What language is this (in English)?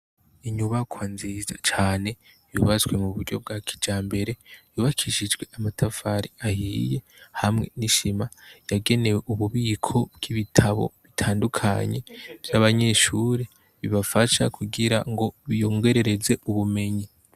Rundi